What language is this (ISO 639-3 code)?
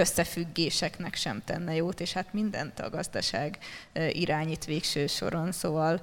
hun